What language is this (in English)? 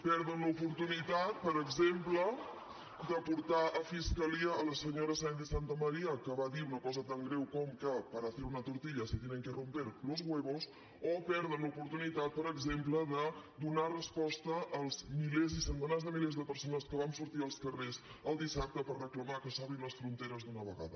Catalan